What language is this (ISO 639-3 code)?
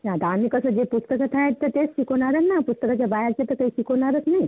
mar